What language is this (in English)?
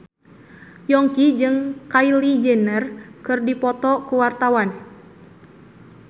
Sundanese